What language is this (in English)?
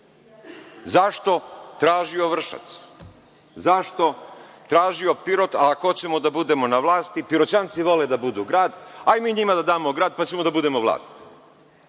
Serbian